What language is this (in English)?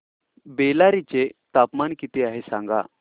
Marathi